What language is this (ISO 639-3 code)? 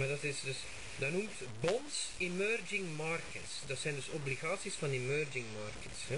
nld